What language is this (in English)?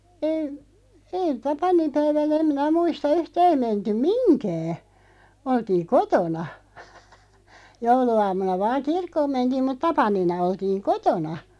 Finnish